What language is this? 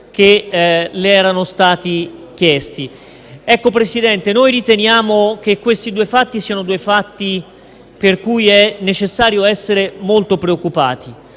Italian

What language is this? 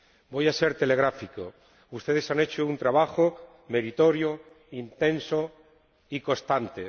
Spanish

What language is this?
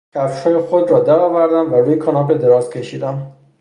Persian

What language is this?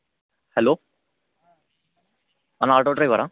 Telugu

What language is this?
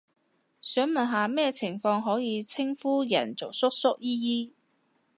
Cantonese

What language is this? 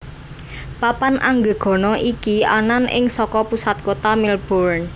Javanese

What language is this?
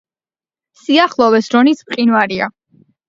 Georgian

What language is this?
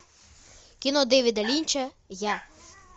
Russian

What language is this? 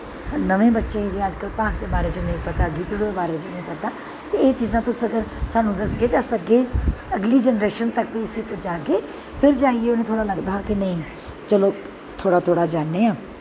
Dogri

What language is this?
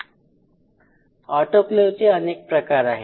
Marathi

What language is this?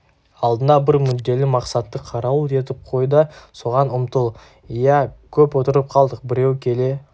Kazakh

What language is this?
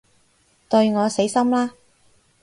Cantonese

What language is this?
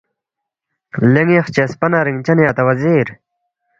Balti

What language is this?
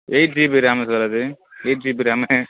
Tamil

